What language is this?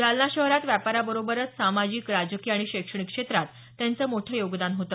Marathi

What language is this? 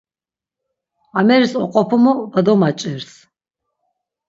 Laz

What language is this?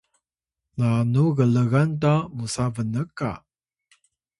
Atayal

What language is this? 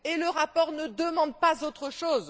French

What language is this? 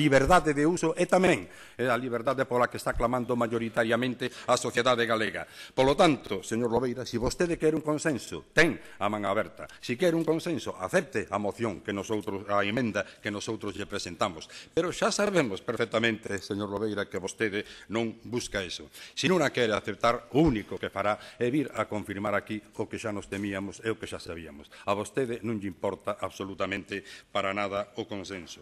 Spanish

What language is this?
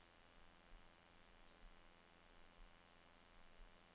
Norwegian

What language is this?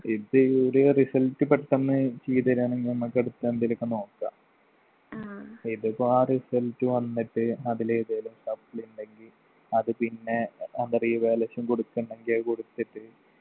Malayalam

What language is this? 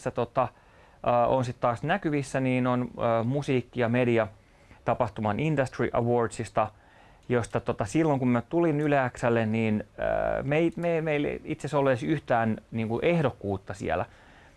Finnish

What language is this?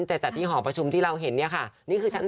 Thai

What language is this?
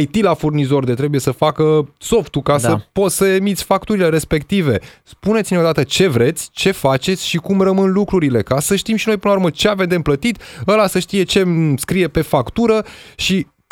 Romanian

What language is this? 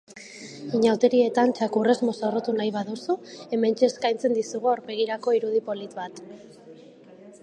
Basque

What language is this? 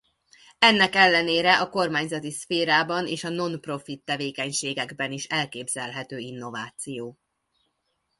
Hungarian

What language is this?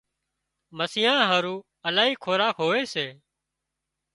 Wadiyara Koli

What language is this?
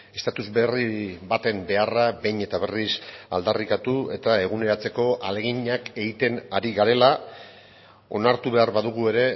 Basque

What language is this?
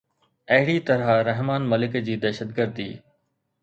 Sindhi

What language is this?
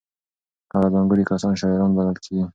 Pashto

